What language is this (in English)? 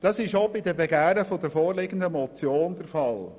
Swiss German